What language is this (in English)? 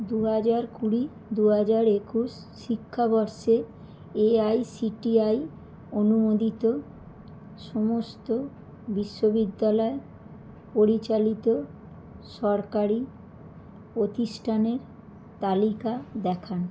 Bangla